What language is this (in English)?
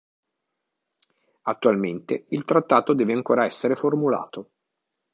Italian